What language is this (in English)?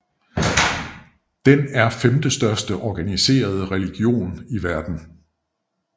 Danish